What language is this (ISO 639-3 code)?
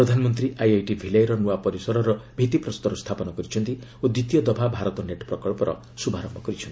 ori